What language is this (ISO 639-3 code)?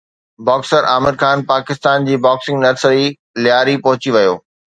snd